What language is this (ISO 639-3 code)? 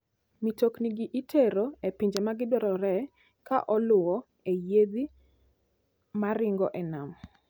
luo